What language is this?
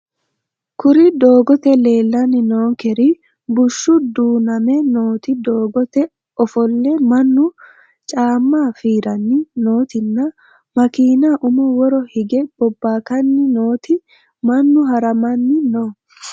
Sidamo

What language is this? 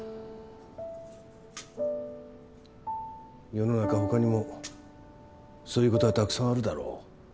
Japanese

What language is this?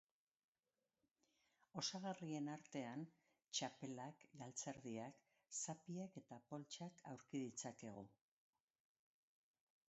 Basque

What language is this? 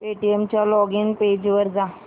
Marathi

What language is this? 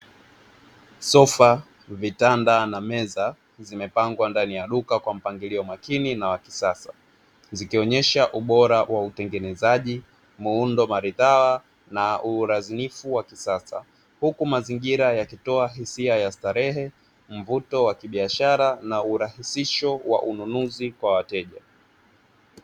Swahili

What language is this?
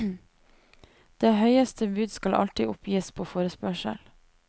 Norwegian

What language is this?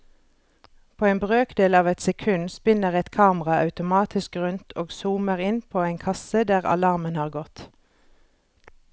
Norwegian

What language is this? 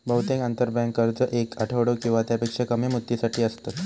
Marathi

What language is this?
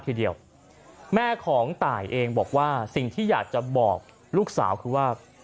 Thai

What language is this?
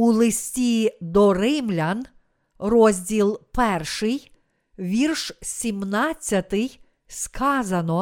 Ukrainian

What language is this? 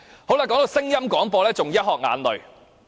Cantonese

